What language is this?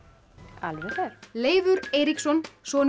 Icelandic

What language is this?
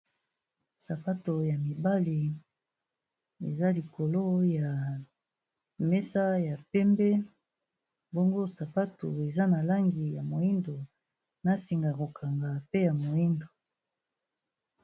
Lingala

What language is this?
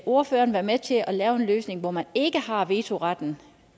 Danish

